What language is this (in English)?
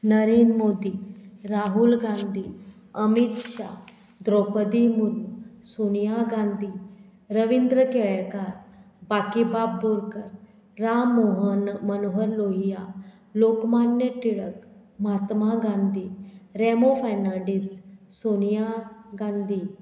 Konkani